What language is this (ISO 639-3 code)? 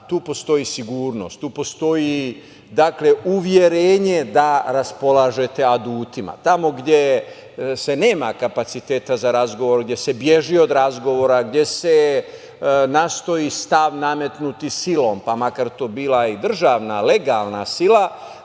srp